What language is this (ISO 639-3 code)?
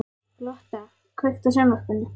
isl